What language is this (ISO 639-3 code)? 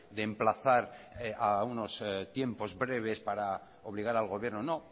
spa